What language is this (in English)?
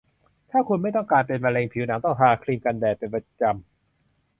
Thai